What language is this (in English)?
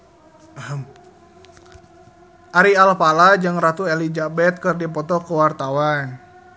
Sundanese